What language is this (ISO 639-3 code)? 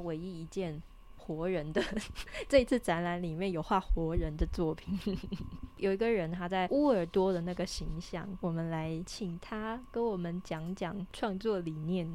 zho